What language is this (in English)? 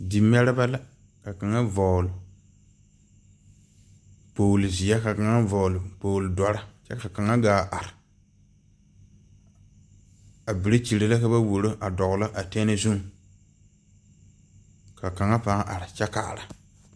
Southern Dagaare